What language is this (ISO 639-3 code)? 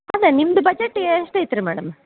kan